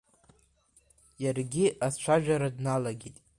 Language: Abkhazian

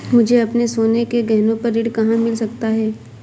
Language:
Hindi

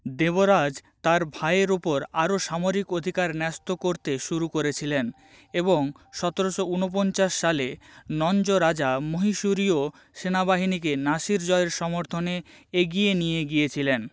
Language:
Bangla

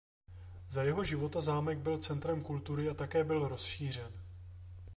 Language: Czech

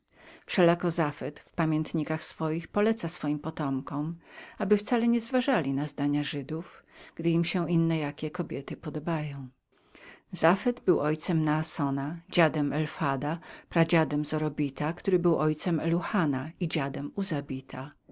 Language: Polish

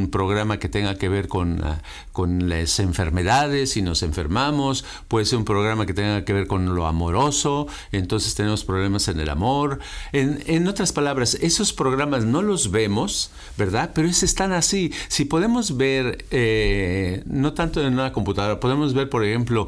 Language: Spanish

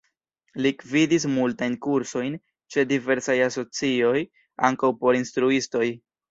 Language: Esperanto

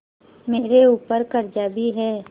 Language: Hindi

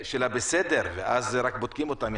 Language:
Hebrew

